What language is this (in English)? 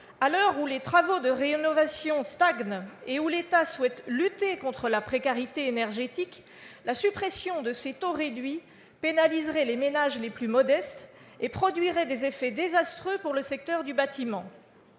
French